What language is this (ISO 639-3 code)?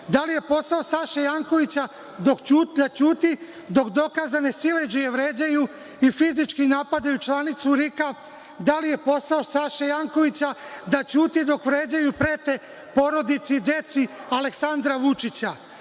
srp